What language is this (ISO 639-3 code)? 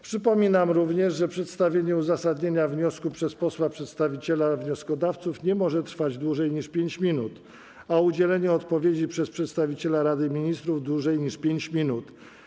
pol